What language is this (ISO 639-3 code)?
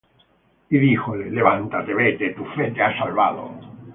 spa